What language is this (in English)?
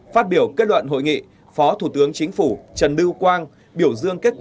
Vietnamese